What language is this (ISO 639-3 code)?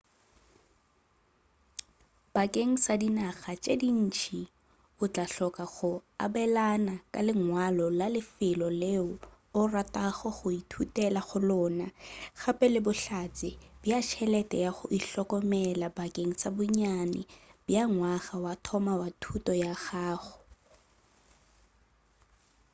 nso